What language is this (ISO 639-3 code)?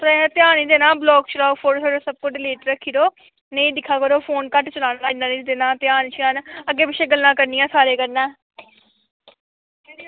doi